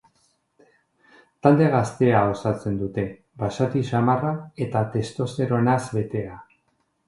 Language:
Basque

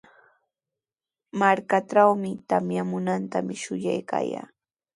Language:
Sihuas Ancash Quechua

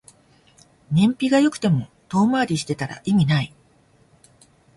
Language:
Japanese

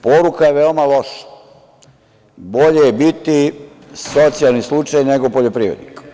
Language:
Serbian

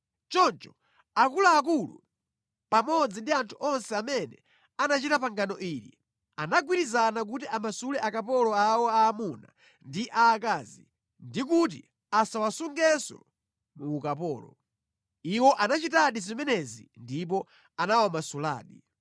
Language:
Nyanja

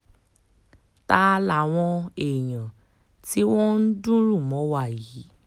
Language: Yoruba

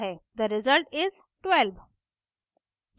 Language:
Hindi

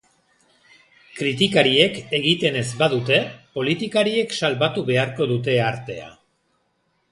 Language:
Basque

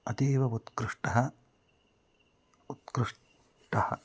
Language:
Sanskrit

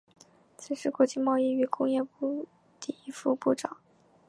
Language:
Chinese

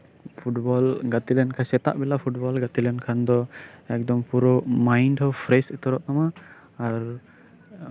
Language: Santali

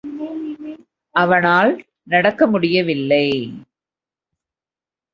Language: Tamil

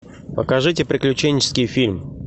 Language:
Russian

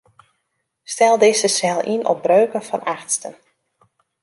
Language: Western Frisian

